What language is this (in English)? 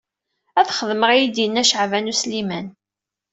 Kabyle